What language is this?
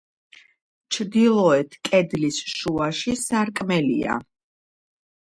Georgian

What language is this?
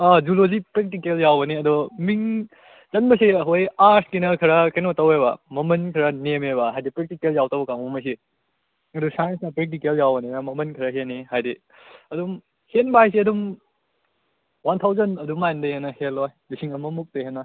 Manipuri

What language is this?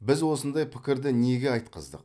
Kazakh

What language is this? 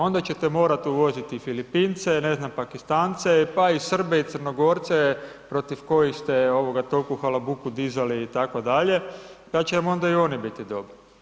Croatian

